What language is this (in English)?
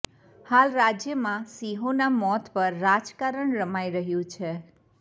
Gujarati